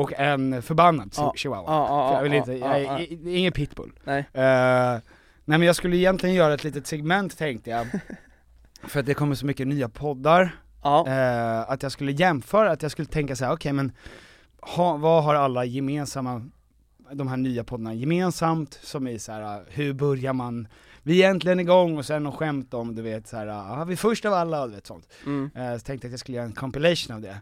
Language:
Swedish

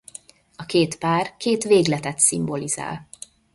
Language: Hungarian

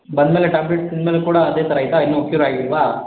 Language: Kannada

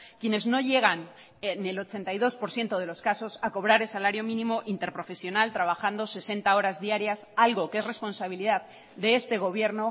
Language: Spanish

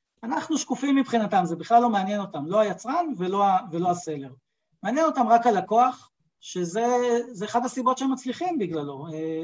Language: Hebrew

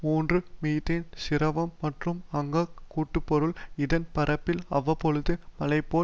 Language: Tamil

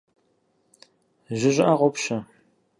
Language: Kabardian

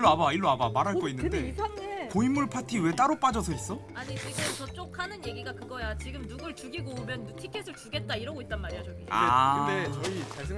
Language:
Korean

